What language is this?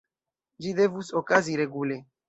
Esperanto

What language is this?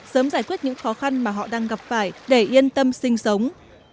Vietnamese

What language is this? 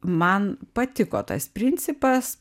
Lithuanian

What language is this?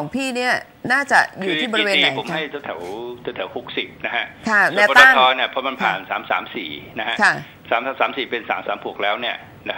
Thai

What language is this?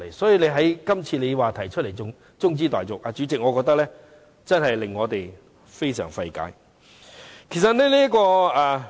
Cantonese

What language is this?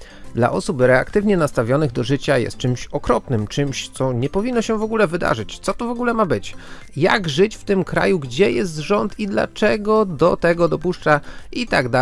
Polish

